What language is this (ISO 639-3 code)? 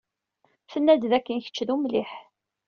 kab